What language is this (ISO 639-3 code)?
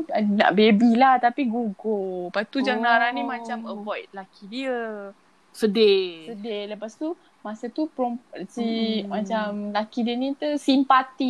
msa